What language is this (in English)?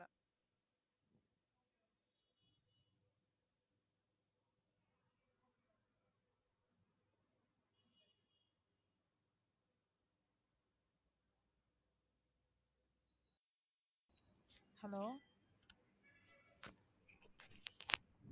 Tamil